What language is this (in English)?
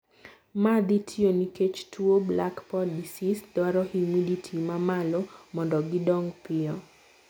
Luo (Kenya and Tanzania)